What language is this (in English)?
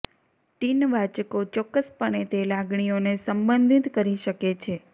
Gujarati